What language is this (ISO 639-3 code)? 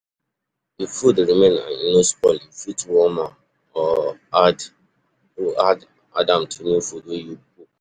pcm